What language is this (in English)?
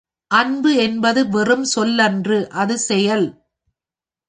Tamil